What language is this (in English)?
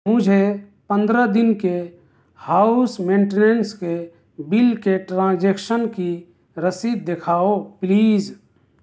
Urdu